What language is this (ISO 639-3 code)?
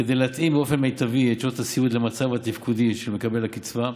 heb